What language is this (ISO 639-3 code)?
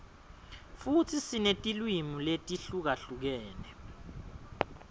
ssw